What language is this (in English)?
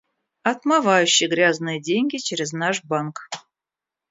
Russian